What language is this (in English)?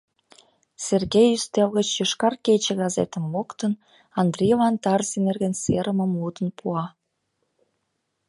Mari